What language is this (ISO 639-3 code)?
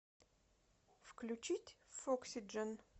rus